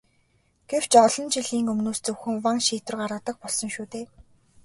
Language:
Mongolian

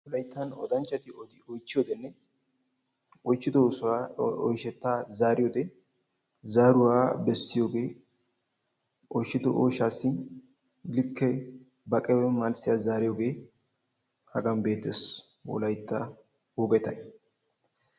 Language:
Wolaytta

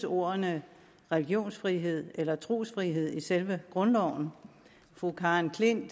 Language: Danish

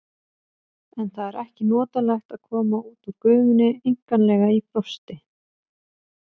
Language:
Icelandic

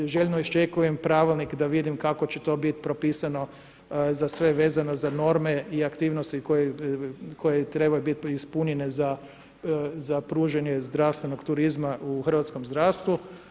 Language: Croatian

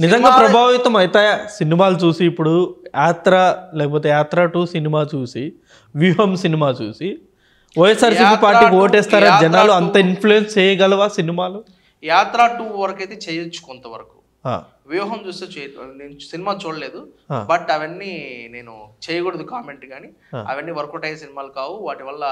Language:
Telugu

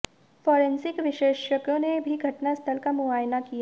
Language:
Hindi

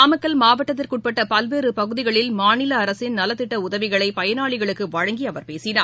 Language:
Tamil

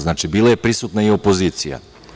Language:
Serbian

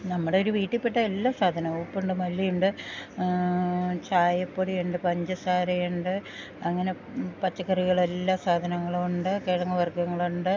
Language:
Malayalam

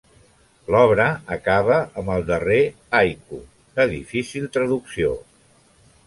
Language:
Catalan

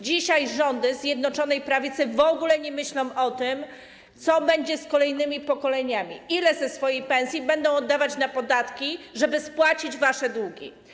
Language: Polish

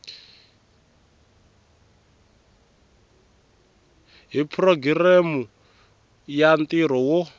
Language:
Tsonga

